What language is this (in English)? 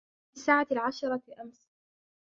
Arabic